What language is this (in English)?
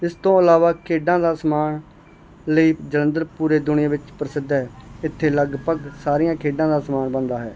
Punjabi